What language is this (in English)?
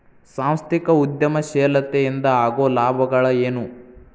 Kannada